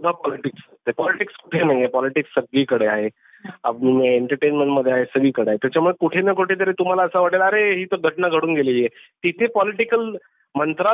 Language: Marathi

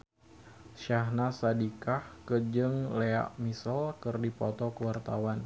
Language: Sundanese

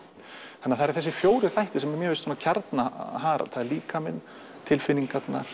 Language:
Icelandic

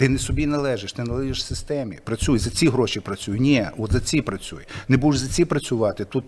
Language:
Ukrainian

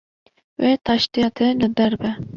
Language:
Kurdish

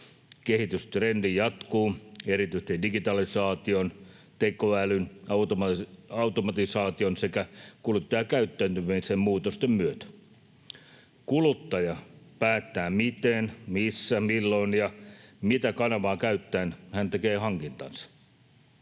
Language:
Finnish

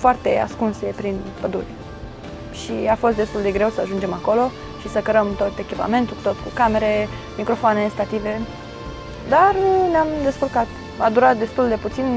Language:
Romanian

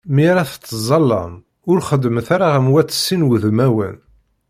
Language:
Kabyle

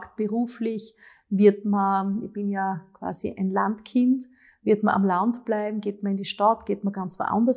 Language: German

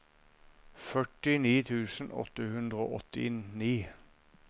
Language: Norwegian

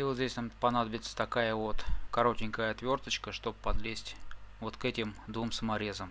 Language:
Russian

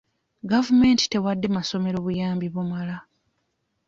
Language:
Ganda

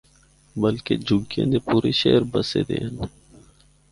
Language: Northern Hindko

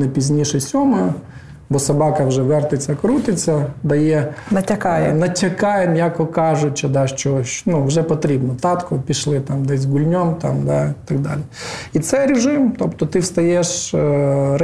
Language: Ukrainian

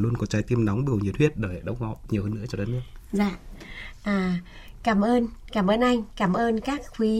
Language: Vietnamese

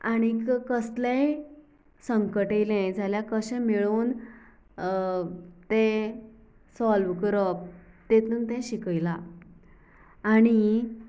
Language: Konkani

